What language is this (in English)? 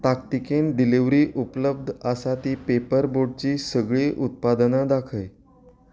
Konkani